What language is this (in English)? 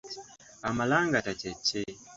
Ganda